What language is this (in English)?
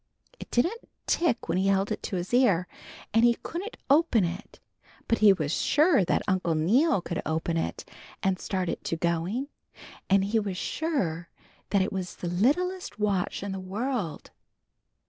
English